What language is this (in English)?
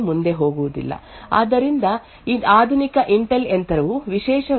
Kannada